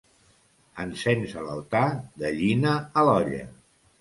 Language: Catalan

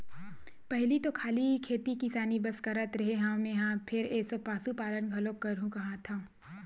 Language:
Chhattisgarhi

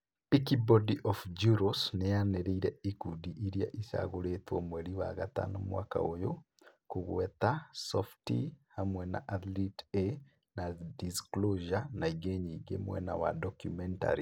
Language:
Kikuyu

